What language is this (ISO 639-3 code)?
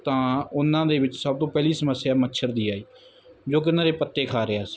pan